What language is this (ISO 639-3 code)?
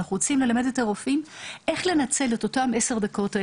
heb